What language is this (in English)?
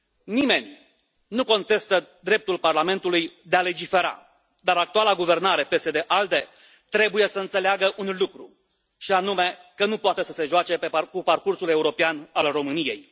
Romanian